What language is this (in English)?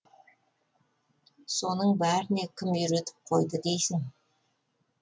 Kazakh